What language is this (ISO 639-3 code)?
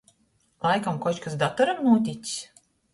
ltg